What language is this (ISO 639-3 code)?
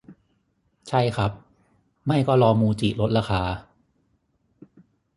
tha